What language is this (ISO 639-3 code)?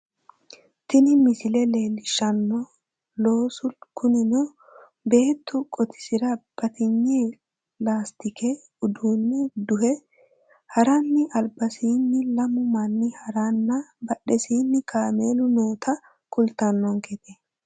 sid